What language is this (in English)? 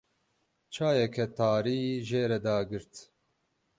Kurdish